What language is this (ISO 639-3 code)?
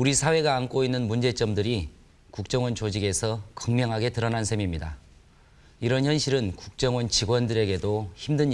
kor